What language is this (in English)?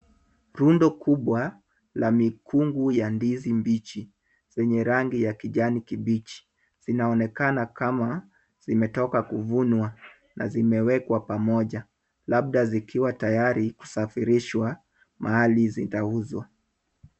Swahili